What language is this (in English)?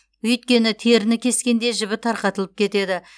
Kazakh